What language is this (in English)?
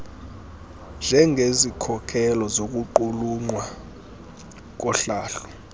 Xhosa